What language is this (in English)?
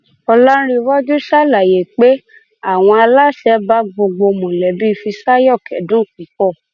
Yoruba